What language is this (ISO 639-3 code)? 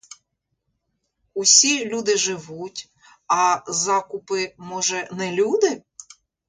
ukr